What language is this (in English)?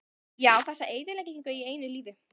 Icelandic